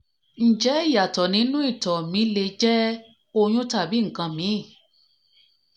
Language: Yoruba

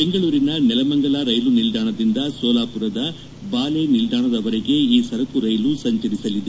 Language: Kannada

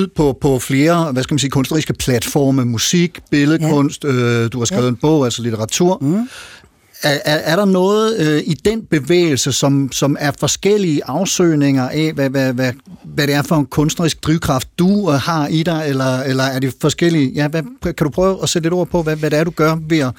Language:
Danish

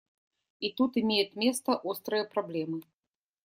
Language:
Russian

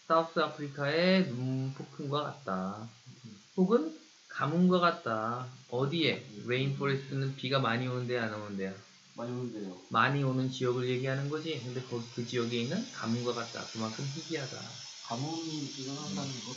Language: Korean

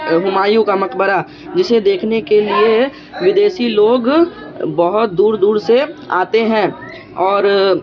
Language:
Urdu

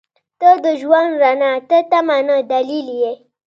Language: Pashto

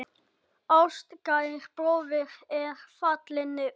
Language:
Icelandic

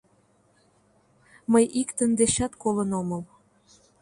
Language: Mari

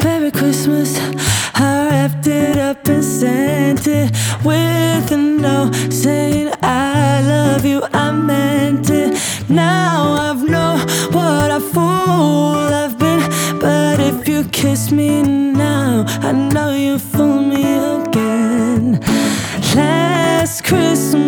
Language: Croatian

